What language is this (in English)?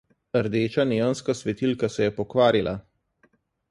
Slovenian